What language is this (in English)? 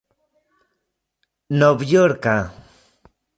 Esperanto